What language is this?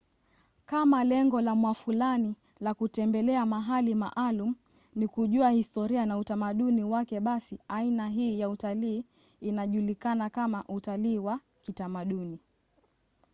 Swahili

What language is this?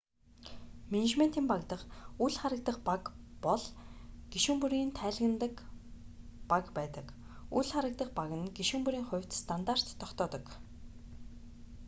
Mongolian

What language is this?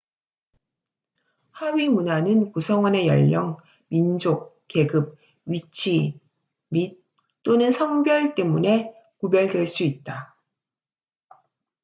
Korean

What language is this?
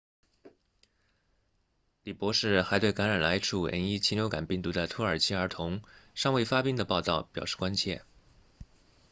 Chinese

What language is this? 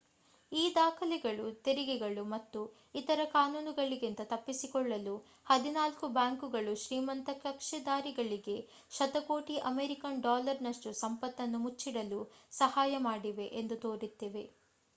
Kannada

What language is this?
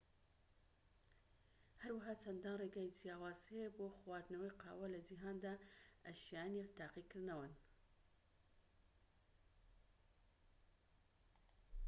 Central Kurdish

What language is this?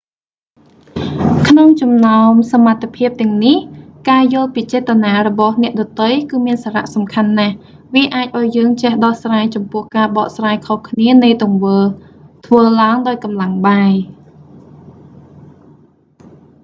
Khmer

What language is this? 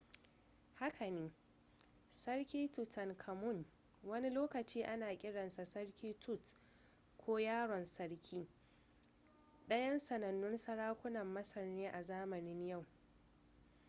Hausa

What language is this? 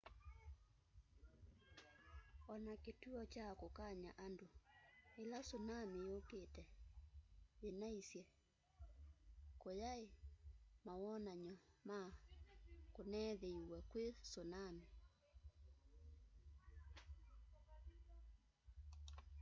Kamba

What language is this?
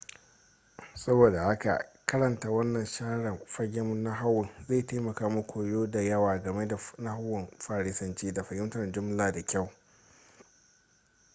Hausa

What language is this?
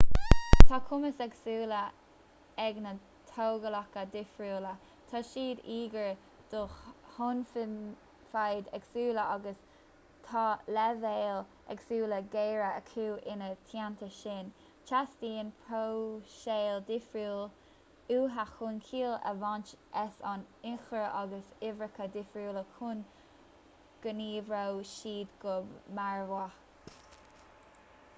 Irish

